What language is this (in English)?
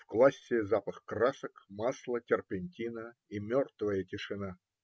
Russian